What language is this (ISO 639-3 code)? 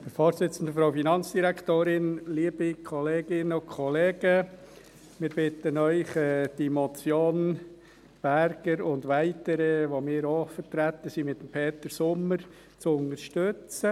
gsw